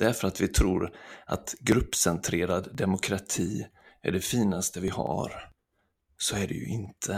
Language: Swedish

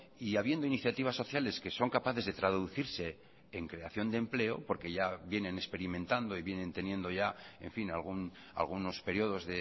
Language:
Spanish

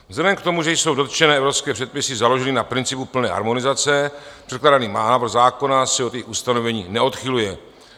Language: Czech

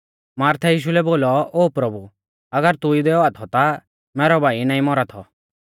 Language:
Mahasu Pahari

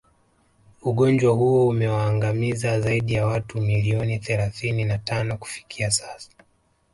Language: Swahili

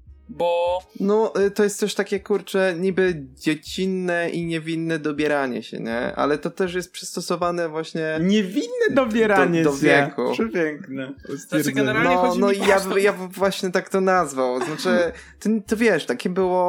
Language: Polish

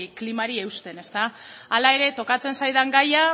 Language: Basque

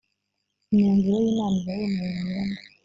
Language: Kinyarwanda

